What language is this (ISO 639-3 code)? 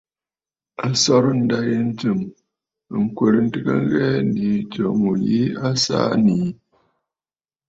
bfd